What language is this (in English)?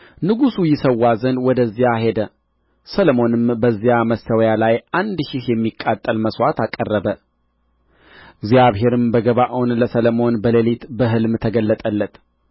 Amharic